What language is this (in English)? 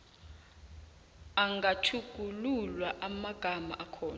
South Ndebele